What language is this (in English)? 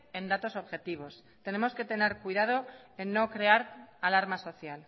Spanish